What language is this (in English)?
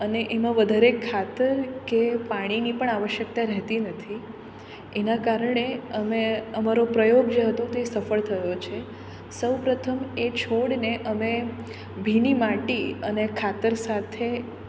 Gujarati